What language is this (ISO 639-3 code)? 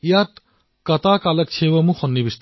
asm